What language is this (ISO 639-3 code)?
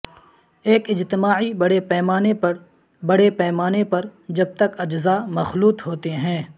urd